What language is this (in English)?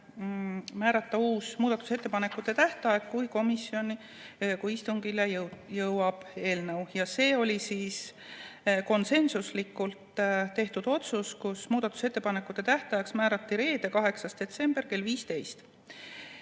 Estonian